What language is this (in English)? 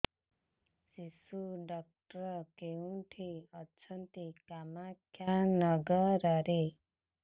Odia